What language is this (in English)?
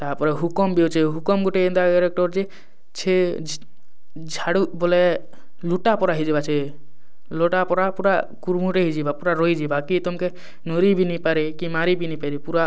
Odia